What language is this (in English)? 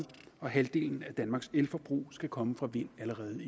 Danish